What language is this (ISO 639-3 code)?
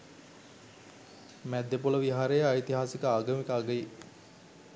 sin